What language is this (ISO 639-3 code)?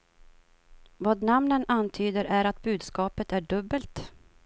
swe